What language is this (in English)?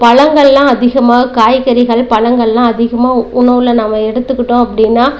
Tamil